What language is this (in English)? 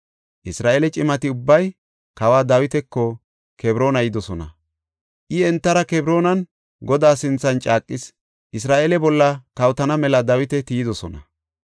Gofa